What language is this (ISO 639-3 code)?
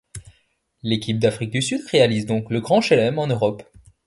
fra